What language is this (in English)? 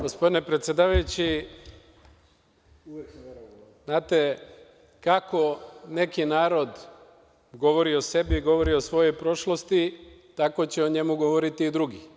Serbian